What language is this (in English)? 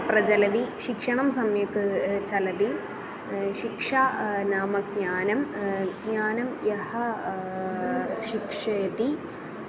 Sanskrit